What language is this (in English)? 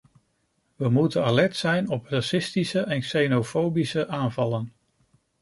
Dutch